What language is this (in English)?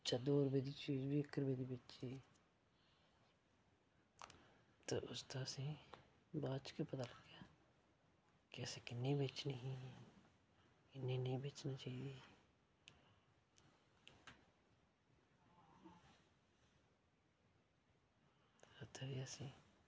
Dogri